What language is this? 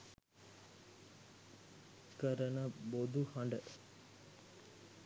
Sinhala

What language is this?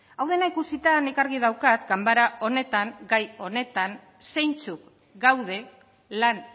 Basque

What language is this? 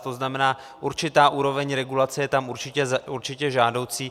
Czech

